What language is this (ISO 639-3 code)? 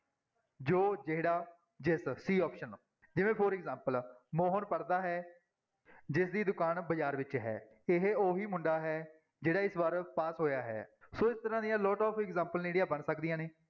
pan